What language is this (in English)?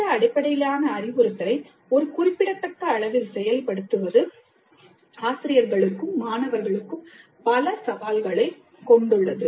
Tamil